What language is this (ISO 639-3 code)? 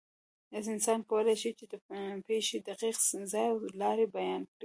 pus